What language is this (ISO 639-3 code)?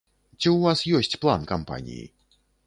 bel